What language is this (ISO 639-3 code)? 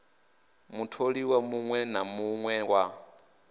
ven